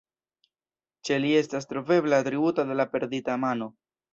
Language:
Esperanto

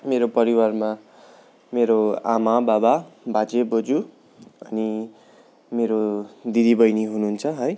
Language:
Nepali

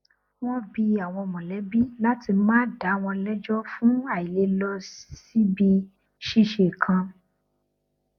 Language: Yoruba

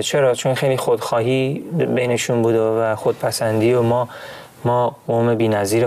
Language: Persian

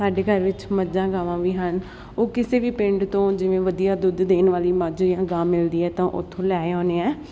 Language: Punjabi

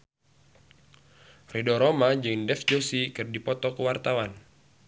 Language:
Sundanese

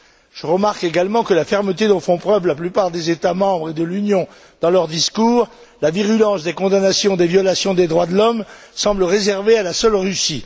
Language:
French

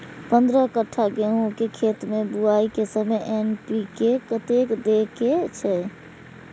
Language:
Maithili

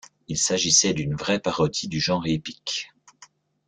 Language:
French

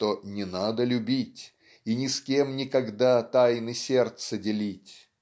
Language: Russian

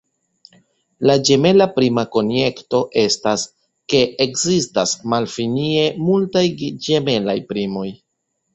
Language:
Esperanto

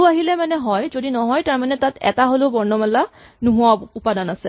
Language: Assamese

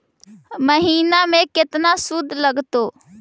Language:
Magahi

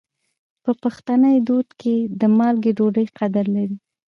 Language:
Pashto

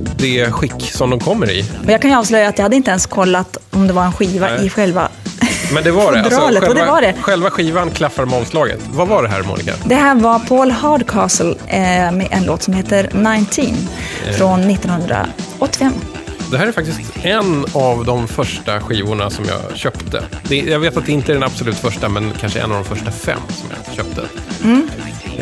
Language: Swedish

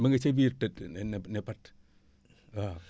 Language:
Wolof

